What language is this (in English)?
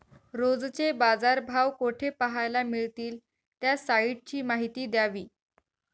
Marathi